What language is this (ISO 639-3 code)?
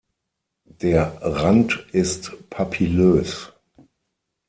deu